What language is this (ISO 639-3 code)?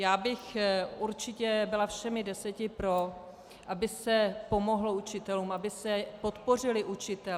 ces